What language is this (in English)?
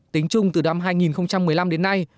Vietnamese